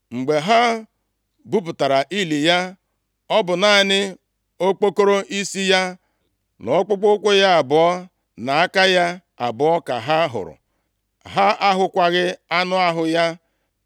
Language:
Igbo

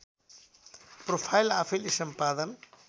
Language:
Nepali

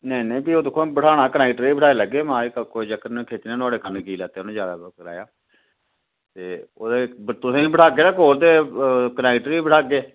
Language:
Dogri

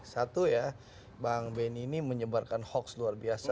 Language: Indonesian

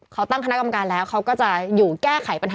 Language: Thai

